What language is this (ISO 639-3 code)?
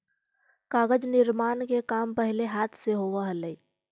mag